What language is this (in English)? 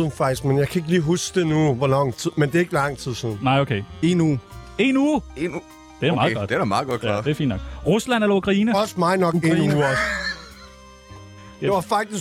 Danish